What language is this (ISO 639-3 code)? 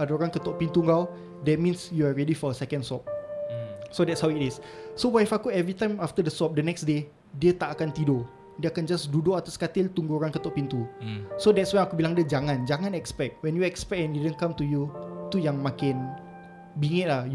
msa